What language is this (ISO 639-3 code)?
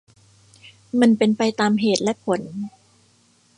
tha